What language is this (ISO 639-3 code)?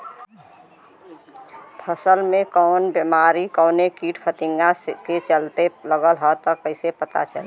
bho